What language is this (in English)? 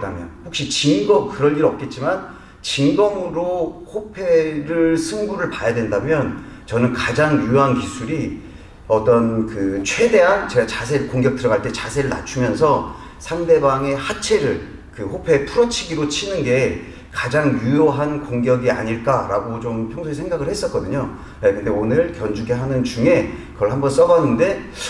Korean